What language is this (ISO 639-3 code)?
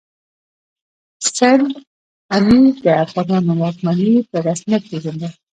pus